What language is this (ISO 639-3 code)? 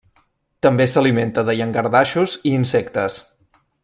cat